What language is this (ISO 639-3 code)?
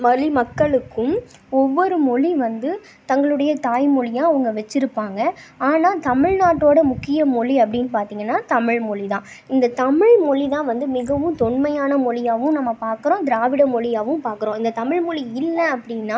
tam